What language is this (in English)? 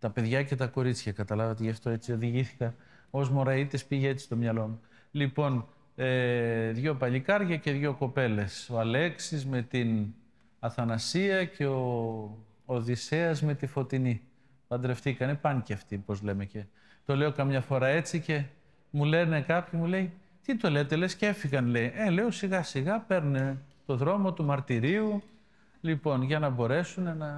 Greek